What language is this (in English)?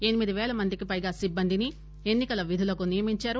Telugu